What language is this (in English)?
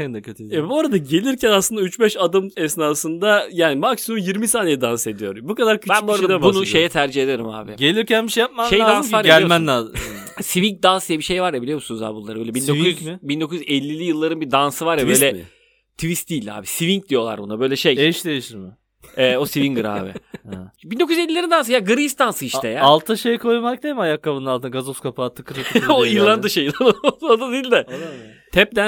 Turkish